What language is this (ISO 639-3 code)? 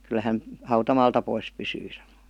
fin